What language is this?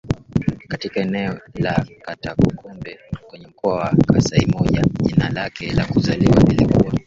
Swahili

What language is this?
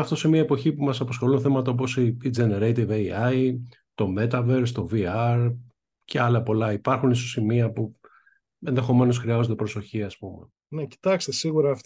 Greek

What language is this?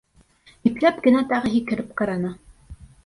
Bashkir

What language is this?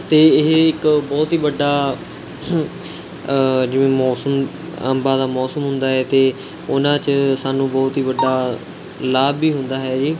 Punjabi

